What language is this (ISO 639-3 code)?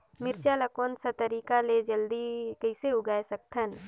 hne